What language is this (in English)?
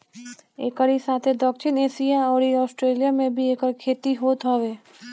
Bhojpuri